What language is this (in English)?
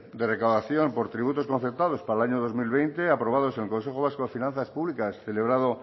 Spanish